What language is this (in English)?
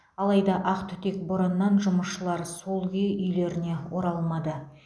Kazakh